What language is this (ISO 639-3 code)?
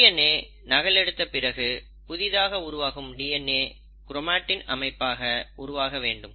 tam